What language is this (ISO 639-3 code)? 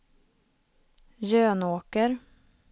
swe